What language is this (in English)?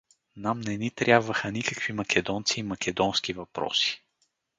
Bulgarian